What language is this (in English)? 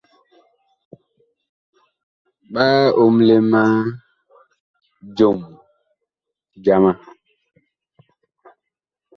Bakoko